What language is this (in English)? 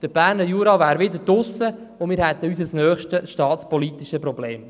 Swiss German